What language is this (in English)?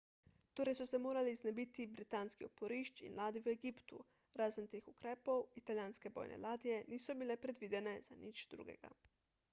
Slovenian